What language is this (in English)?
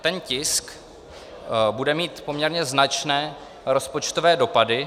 Czech